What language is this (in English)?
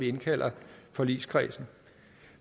Danish